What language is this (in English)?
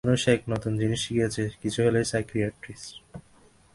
Bangla